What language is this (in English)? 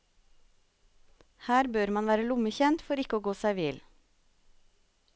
Norwegian